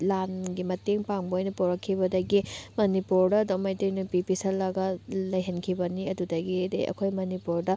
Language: Manipuri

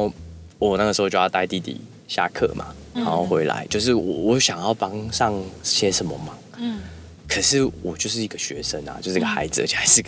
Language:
Chinese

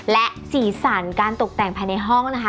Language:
Thai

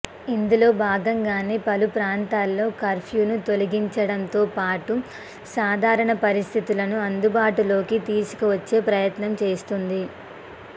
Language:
Telugu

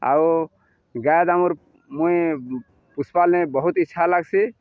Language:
Odia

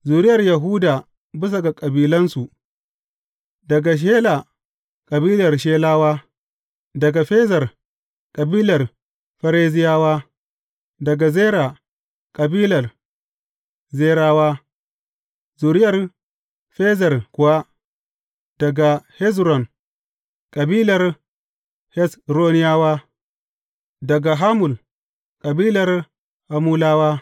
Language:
Hausa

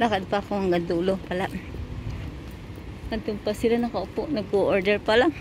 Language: Filipino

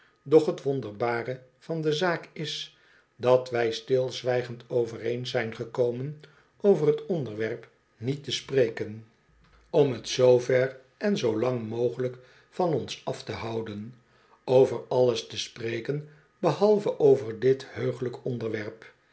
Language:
Dutch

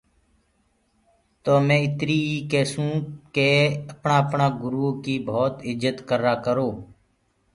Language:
Gurgula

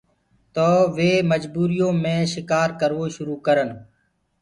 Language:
Gurgula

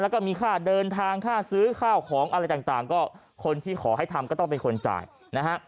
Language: Thai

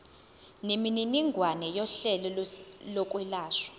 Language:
Zulu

